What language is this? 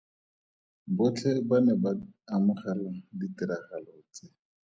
Tswana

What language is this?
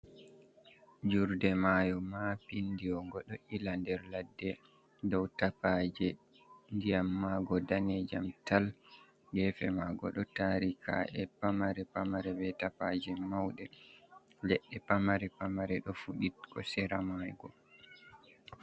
Fula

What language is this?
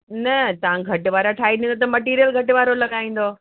Sindhi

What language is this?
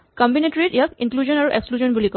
Assamese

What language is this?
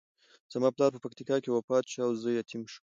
Pashto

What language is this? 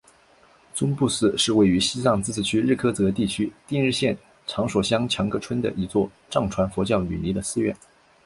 Chinese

